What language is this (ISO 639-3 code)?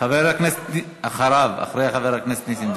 heb